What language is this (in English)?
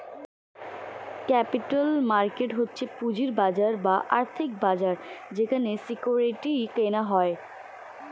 Bangla